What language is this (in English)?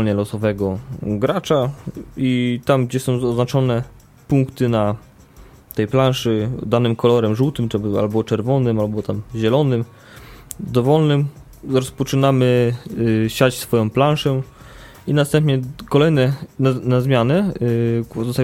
Polish